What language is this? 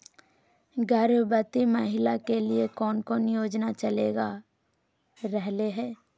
Magahi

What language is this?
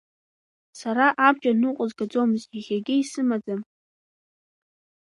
Abkhazian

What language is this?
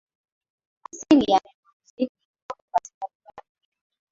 Swahili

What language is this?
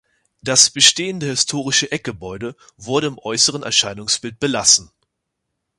German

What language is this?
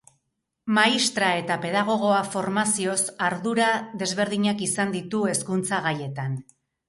Basque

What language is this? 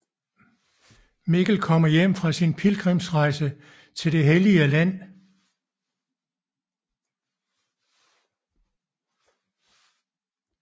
Danish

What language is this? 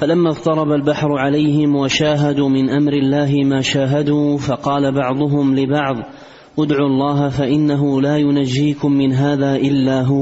Arabic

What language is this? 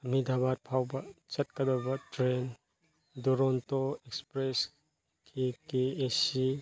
Manipuri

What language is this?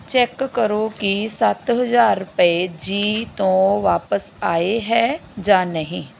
Punjabi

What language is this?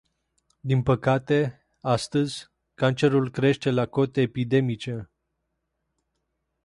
Romanian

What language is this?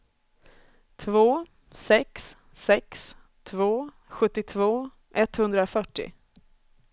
Swedish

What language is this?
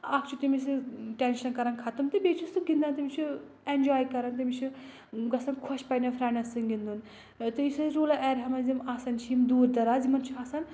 Kashmiri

